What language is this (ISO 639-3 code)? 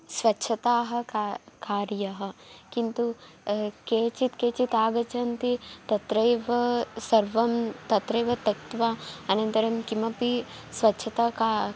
san